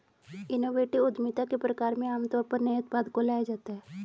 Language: Hindi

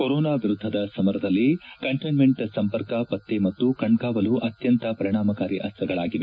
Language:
Kannada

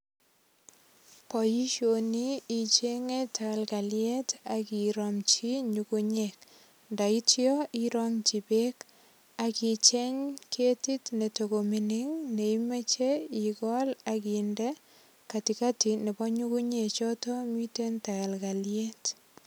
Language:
Kalenjin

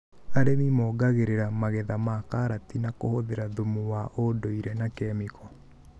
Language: Kikuyu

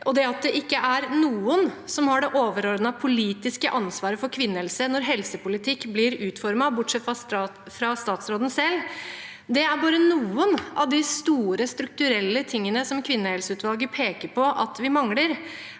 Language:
Norwegian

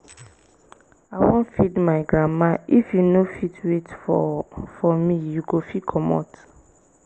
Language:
Nigerian Pidgin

